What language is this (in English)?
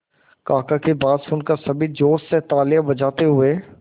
Hindi